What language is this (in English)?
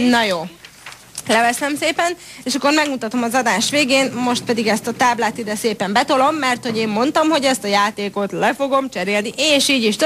Hungarian